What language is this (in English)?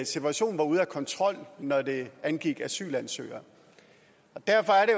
Danish